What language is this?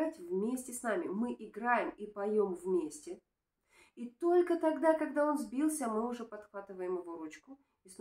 Russian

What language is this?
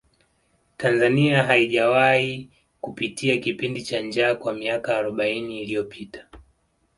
Swahili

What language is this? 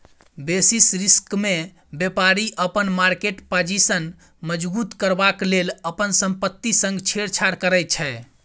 Maithili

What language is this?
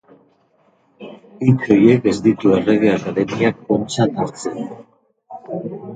Basque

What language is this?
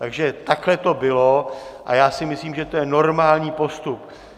Czech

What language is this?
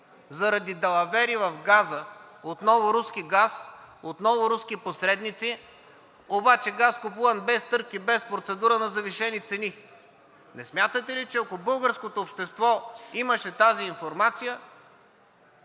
Bulgarian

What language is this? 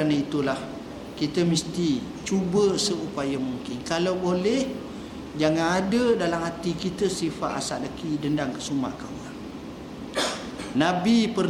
Malay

